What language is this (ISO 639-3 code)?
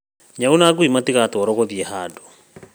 kik